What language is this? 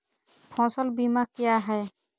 Magahi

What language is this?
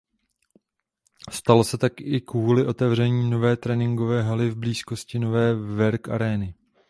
Czech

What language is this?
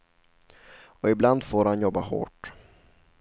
Swedish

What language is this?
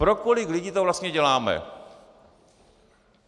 Czech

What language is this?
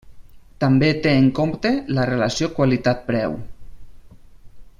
Catalan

